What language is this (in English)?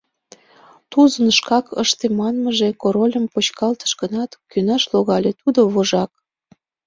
Mari